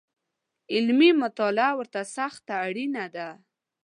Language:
Pashto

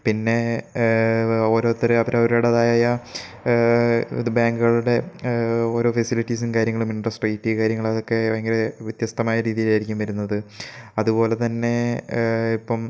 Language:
Malayalam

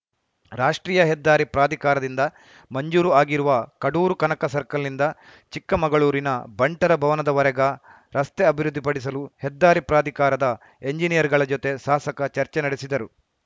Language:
Kannada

